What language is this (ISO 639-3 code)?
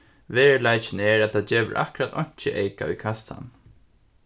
fao